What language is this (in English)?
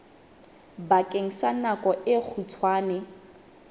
Southern Sotho